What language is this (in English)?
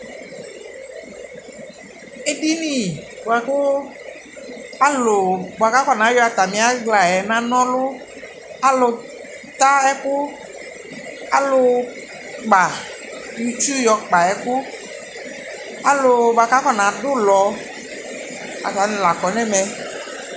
Ikposo